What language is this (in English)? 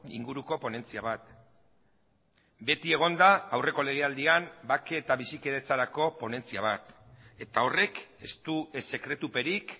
Basque